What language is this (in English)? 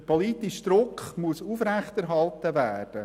Swiss German